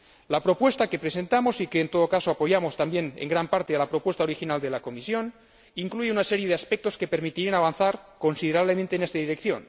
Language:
Spanish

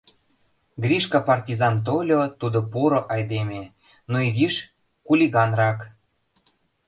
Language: Mari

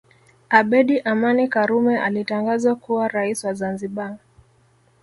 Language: Swahili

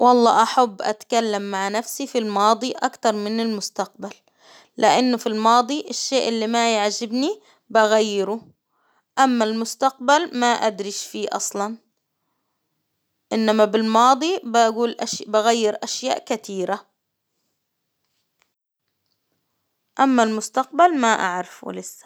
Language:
Hijazi Arabic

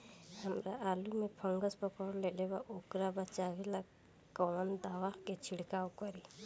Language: Bhojpuri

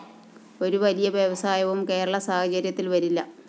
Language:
Malayalam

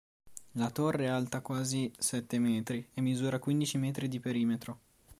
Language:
Italian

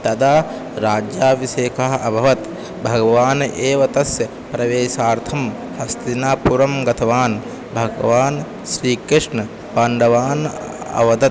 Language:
Sanskrit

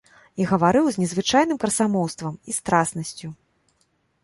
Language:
Belarusian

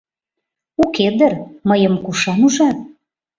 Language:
Mari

